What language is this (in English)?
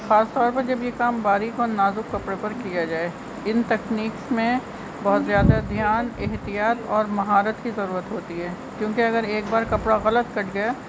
Urdu